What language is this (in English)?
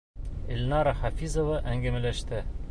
Bashkir